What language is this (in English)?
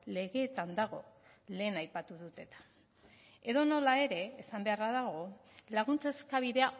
Basque